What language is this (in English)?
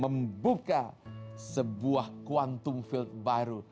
Indonesian